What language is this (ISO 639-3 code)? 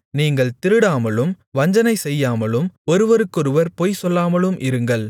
tam